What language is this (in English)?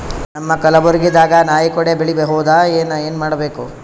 Kannada